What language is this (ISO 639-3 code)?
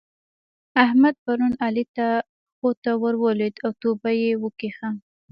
pus